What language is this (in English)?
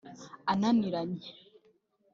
Kinyarwanda